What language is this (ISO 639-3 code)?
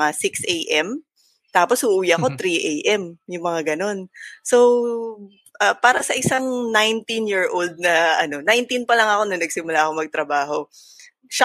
fil